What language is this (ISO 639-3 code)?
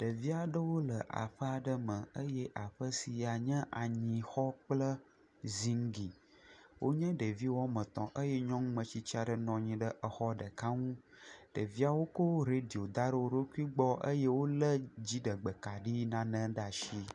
ewe